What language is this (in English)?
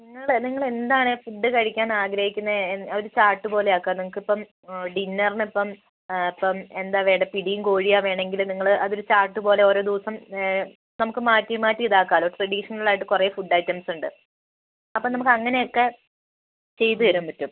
Malayalam